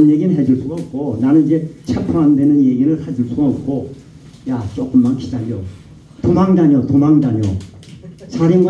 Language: Korean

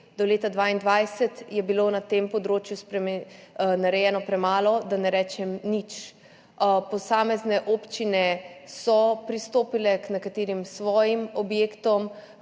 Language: Slovenian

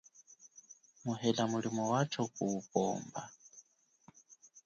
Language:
Chokwe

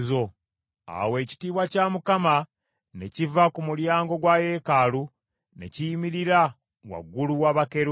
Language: Ganda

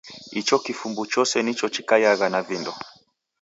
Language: Taita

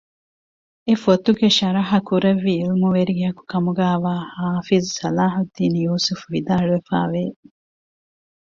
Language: Divehi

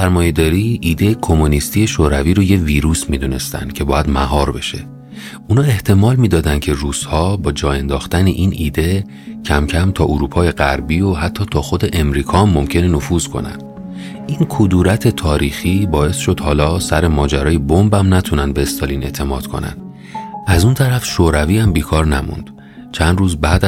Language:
Persian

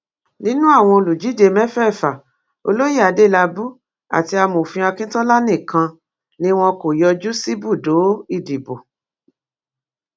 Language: Yoruba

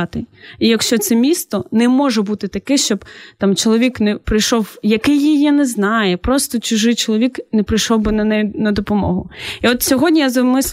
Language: Ukrainian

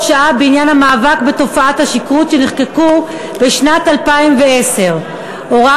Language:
Hebrew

